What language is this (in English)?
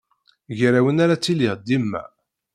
Kabyle